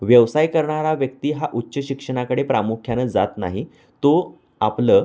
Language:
Marathi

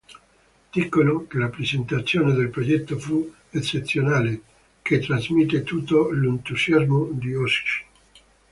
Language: Italian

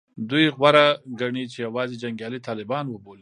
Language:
Pashto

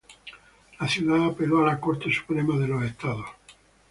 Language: Spanish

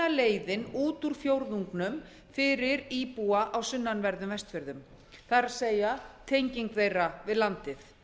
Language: Icelandic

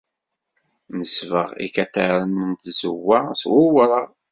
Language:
Kabyle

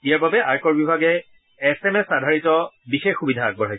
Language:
Assamese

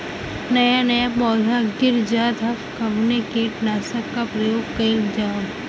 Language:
Bhojpuri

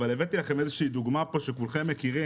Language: Hebrew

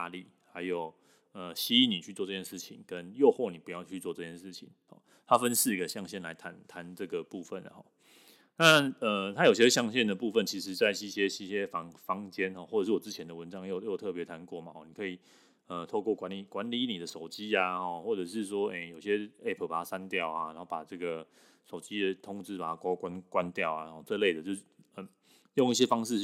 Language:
Chinese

